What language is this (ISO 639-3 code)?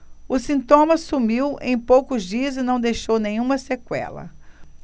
por